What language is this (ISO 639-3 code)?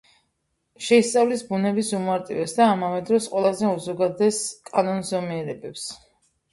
kat